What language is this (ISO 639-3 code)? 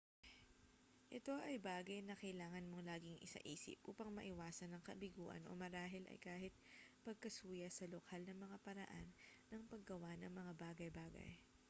fil